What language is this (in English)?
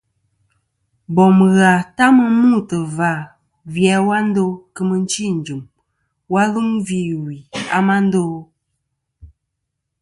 Kom